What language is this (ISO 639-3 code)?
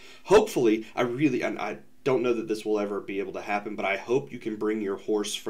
eng